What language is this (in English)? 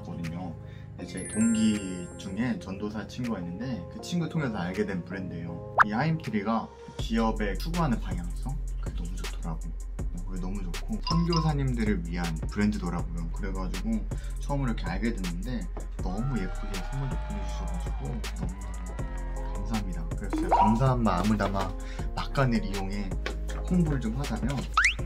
Korean